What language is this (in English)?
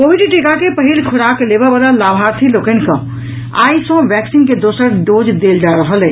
Maithili